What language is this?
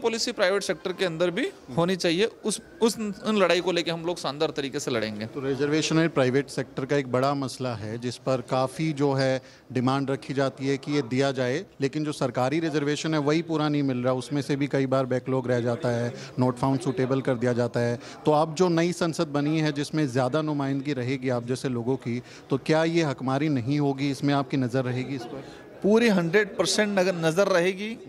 Hindi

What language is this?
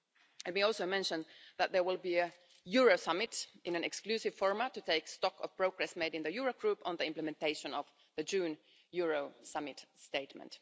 English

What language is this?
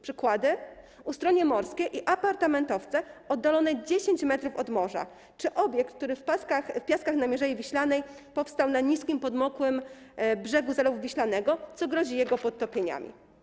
Polish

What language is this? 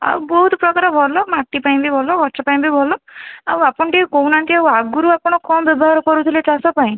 Odia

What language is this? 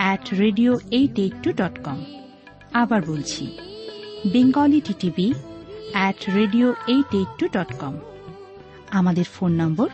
Bangla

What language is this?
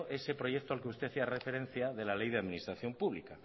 Spanish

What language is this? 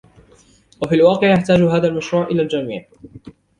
Arabic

